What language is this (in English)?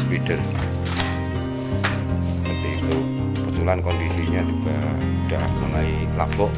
Indonesian